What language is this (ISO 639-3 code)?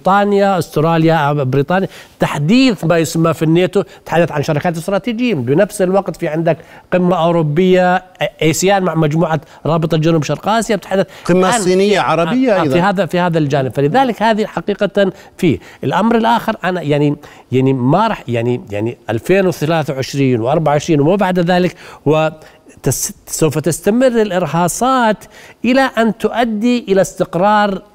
ara